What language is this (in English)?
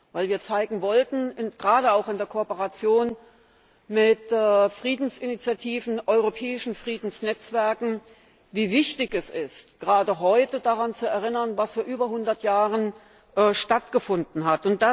German